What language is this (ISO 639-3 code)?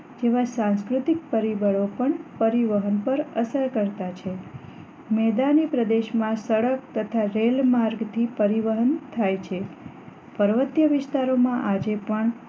guj